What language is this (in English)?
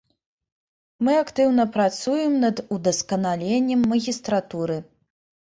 Belarusian